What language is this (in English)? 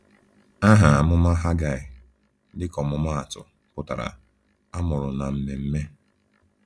Igbo